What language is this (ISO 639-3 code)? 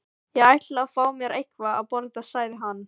isl